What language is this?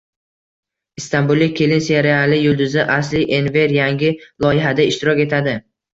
Uzbek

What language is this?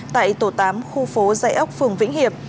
Vietnamese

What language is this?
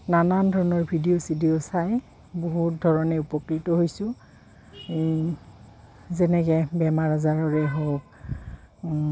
Assamese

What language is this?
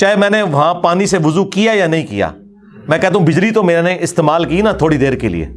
Urdu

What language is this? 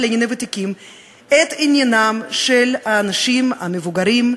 Hebrew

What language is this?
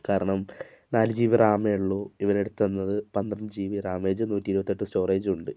Malayalam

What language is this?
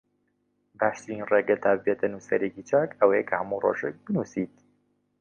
Central Kurdish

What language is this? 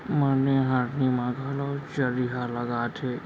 Chhattisgarhi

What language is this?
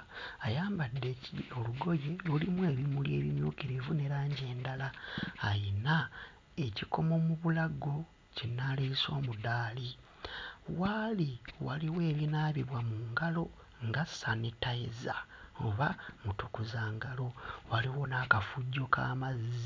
Ganda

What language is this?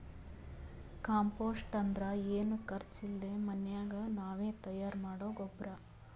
Kannada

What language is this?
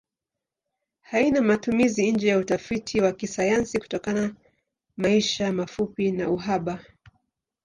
Swahili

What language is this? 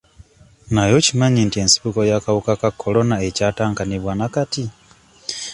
Ganda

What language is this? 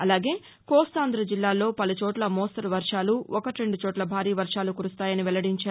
Telugu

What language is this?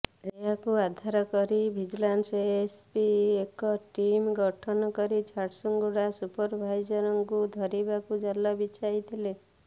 Odia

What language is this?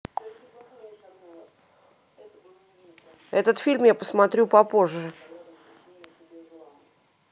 Russian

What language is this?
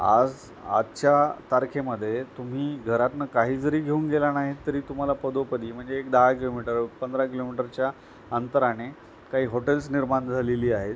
Marathi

